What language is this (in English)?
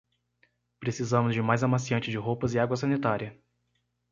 Portuguese